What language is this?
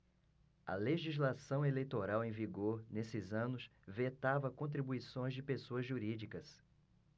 Portuguese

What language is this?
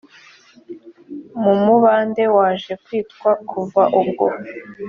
Kinyarwanda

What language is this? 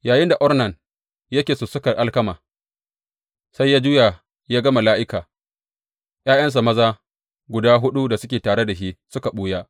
Hausa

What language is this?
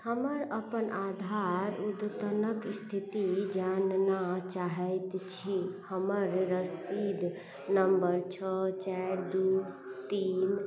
Maithili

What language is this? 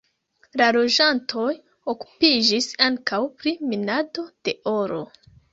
Esperanto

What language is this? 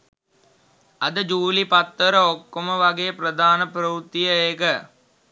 Sinhala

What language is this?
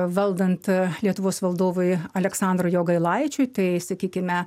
Lithuanian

